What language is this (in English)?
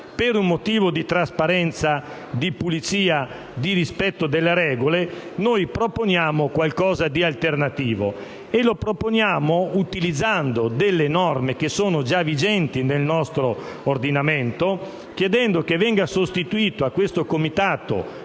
Italian